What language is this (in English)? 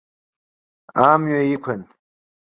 Abkhazian